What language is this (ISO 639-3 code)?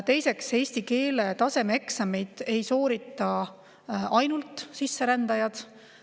est